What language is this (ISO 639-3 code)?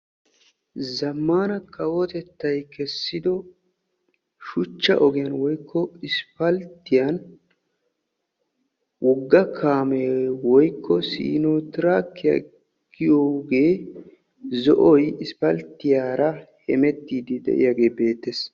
wal